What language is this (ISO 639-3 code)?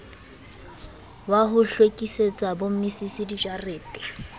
sot